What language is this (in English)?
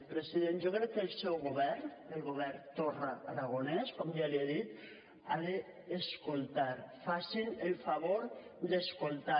Catalan